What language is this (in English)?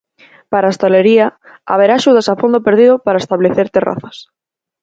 Galician